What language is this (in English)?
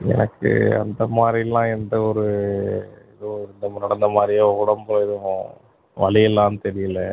Tamil